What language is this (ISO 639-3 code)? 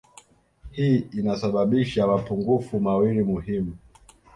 swa